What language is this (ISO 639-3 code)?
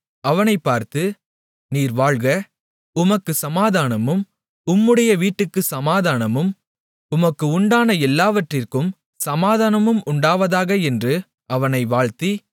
tam